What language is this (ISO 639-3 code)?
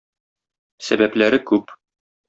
tat